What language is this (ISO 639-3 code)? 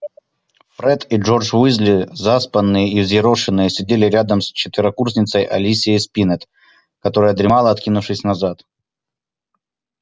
rus